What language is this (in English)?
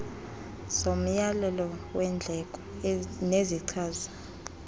Xhosa